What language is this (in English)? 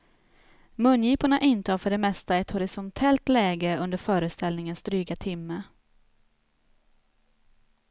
Swedish